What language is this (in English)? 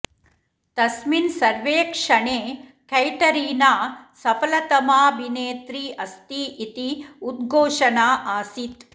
Sanskrit